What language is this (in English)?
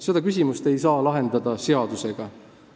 Estonian